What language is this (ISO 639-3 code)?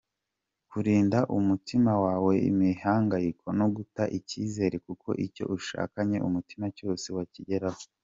kin